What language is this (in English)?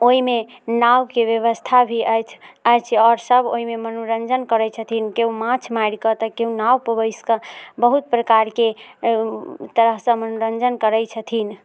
Maithili